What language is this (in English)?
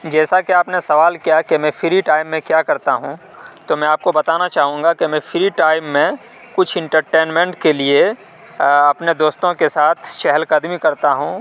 Urdu